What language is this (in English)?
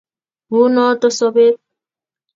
Kalenjin